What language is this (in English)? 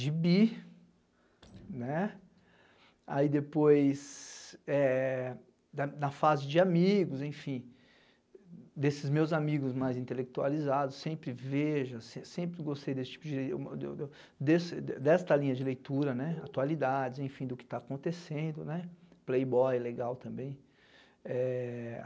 Portuguese